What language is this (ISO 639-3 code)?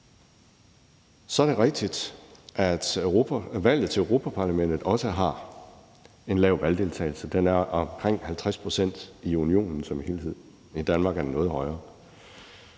dan